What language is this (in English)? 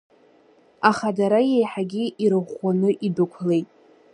Abkhazian